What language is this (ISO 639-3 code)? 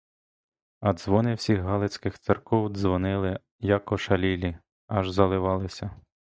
ukr